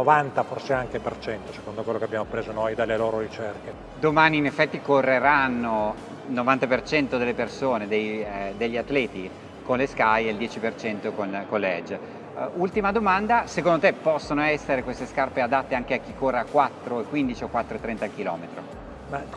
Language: Italian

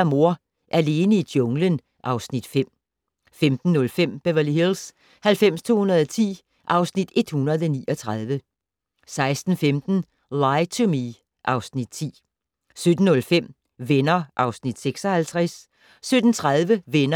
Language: Danish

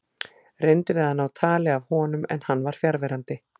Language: Icelandic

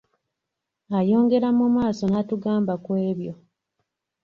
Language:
Ganda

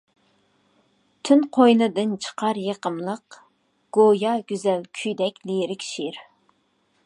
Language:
Uyghur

